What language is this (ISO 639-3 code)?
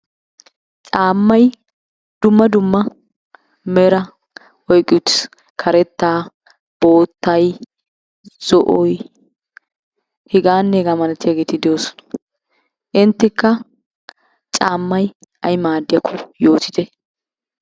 wal